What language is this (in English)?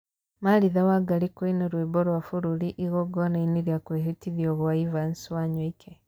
Kikuyu